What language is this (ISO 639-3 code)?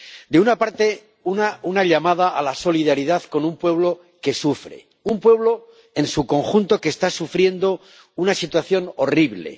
spa